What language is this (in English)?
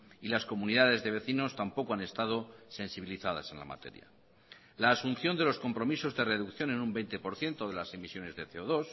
Spanish